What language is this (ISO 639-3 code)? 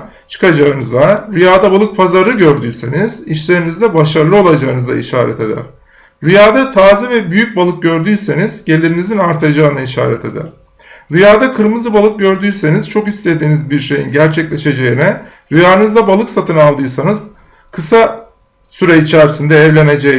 tur